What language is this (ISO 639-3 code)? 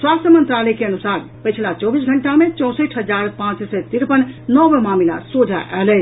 mai